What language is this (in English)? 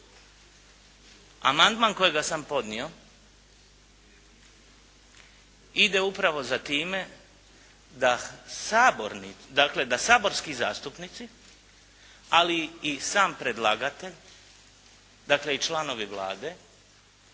Croatian